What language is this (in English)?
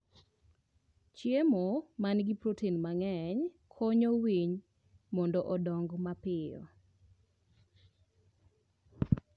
Luo (Kenya and Tanzania)